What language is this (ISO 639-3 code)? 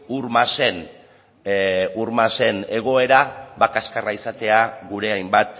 eus